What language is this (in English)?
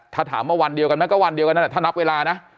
Thai